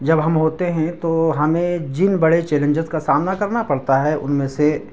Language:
Urdu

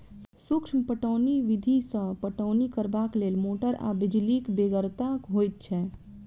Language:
Maithili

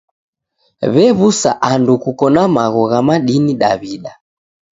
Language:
Taita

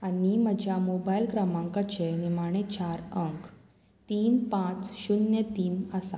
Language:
Konkani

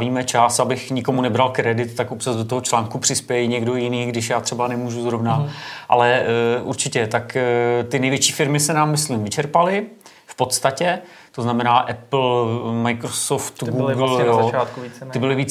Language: Czech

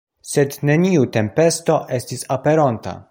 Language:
Esperanto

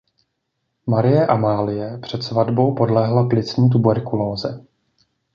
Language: Czech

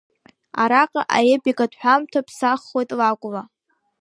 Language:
Abkhazian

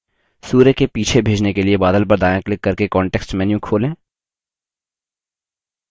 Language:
Hindi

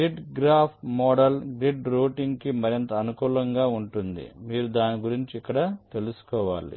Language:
Telugu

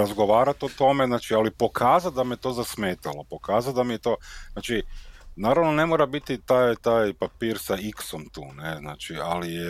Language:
Croatian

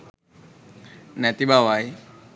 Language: Sinhala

